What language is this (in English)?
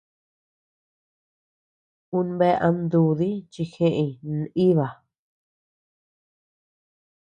Tepeuxila Cuicatec